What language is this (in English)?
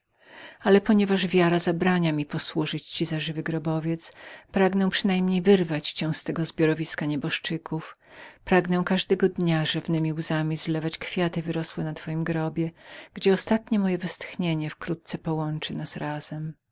Polish